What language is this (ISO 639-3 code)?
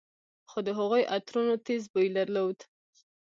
pus